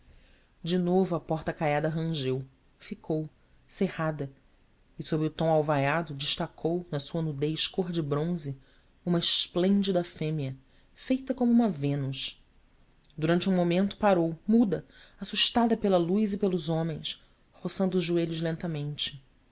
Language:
Portuguese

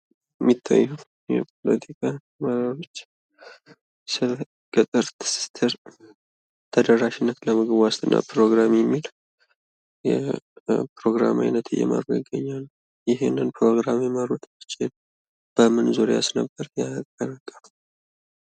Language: Amharic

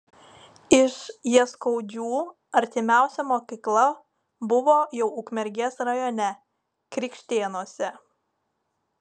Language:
Lithuanian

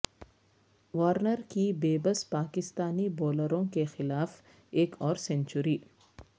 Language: Urdu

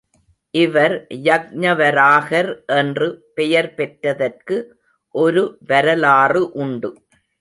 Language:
Tamil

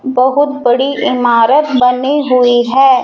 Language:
Hindi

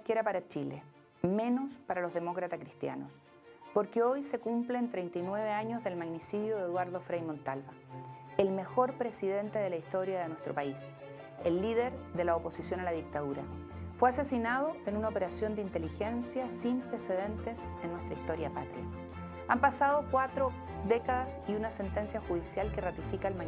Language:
Spanish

